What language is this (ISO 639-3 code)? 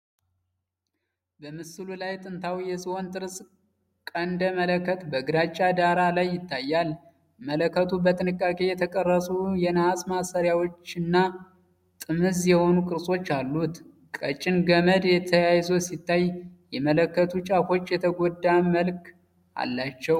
amh